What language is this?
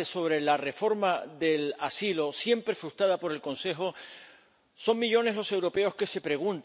Spanish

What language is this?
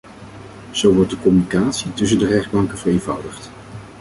Dutch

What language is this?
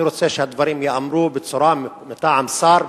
Hebrew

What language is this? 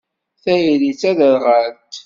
Kabyle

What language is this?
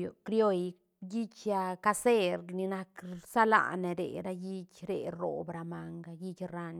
Santa Catarina Albarradas Zapotec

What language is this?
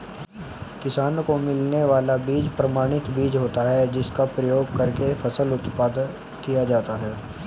Hindi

